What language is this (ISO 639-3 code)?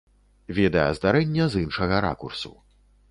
bel